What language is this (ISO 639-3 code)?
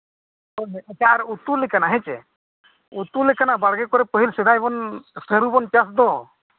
sat